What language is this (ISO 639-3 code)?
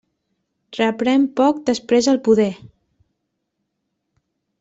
cat